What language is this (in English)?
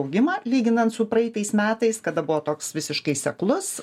Lithuanian